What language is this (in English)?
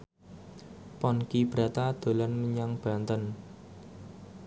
Javanese